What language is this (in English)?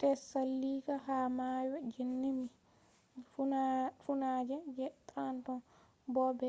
Fula